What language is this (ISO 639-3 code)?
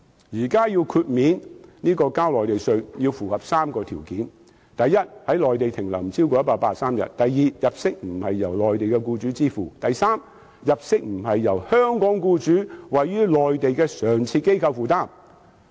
yue